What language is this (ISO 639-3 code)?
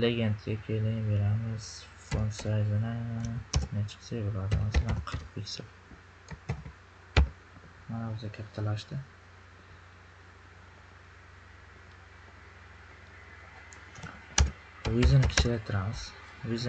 tur